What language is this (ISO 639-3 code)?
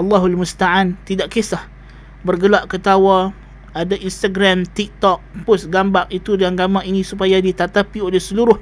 msa